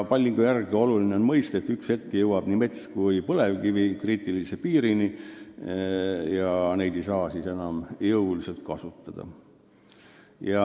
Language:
Estonian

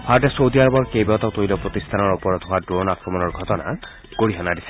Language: Assamese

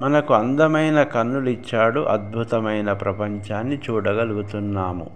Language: Telugu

